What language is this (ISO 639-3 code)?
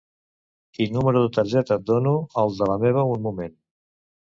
cat